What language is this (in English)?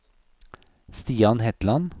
Norwegian